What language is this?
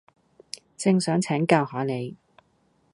Cantonese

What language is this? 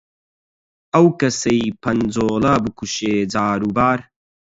Central Kurdish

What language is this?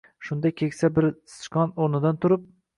Uzbek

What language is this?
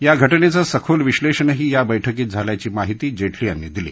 Marathi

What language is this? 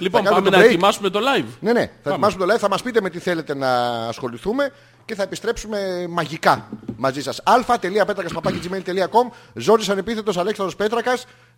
Greek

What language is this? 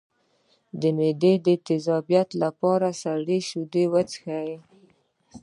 Pashto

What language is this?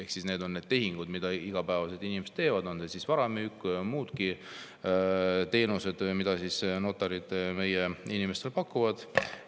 Estonian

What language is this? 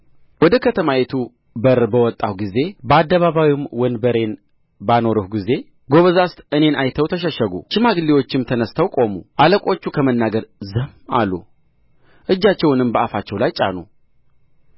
Amharic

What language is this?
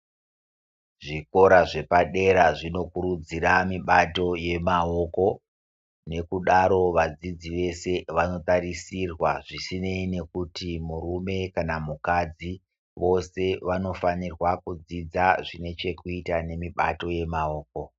Ndau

